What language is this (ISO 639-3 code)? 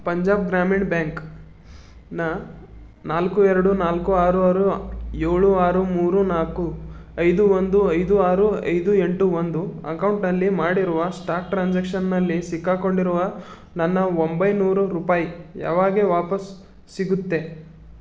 kan